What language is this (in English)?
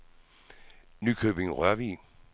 Danish